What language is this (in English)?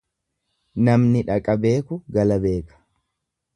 Oromo